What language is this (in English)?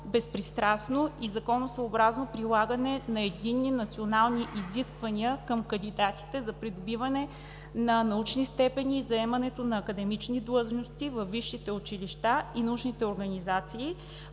Bulgarian